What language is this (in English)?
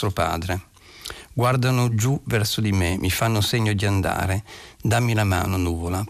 Italian